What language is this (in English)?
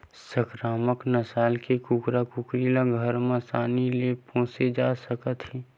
Chhattisgarhi